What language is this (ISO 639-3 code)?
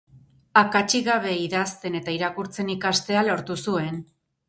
eus